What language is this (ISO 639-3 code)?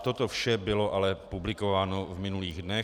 ces